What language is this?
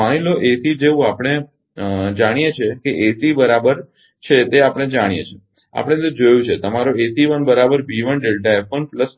Gujarati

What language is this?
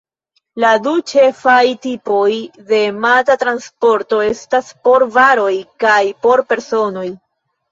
Esperanto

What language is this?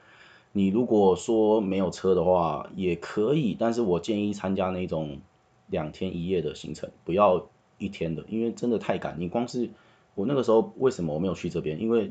Chinese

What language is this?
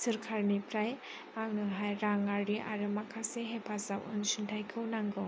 Bodo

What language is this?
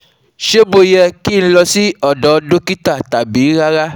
Yoruba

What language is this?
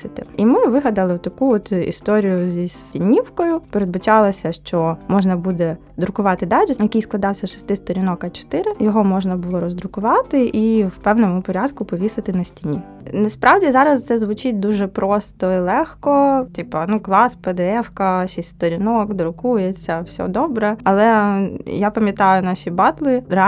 Ukrainian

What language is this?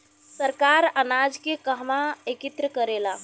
Bhojpuri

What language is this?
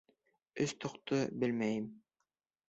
Bashkir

